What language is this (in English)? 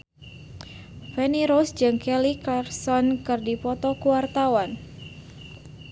Sundanese